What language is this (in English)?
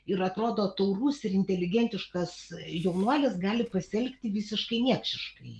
Lithuanian